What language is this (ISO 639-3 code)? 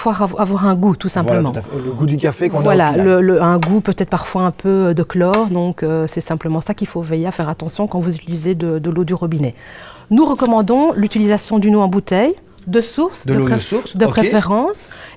fra